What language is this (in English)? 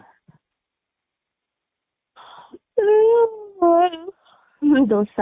Odia